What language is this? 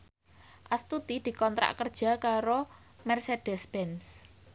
Javanese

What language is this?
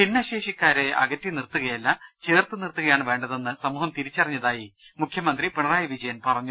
Malayalam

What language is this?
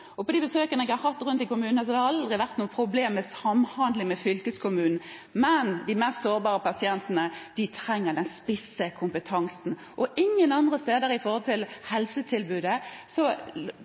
Norwegian Bokmål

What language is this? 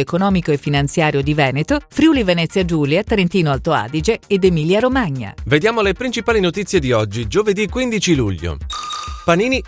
Italian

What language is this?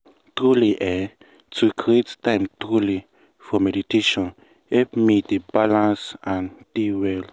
Nigerian Pidgin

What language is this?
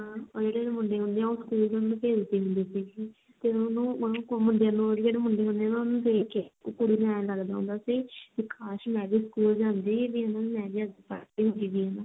Punjabi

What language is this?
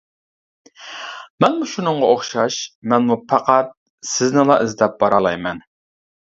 Uyghur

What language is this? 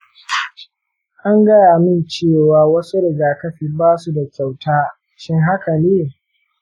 Hausa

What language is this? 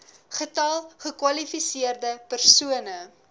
Afrikaans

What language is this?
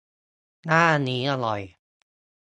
Thai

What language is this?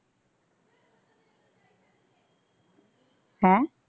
Punjabi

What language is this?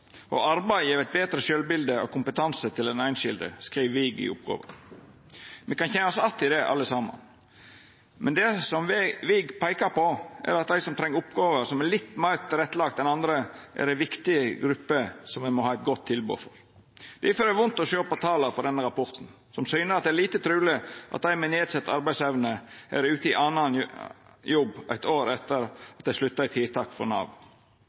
Norwegian Nynorsk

